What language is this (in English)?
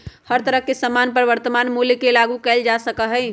Magahi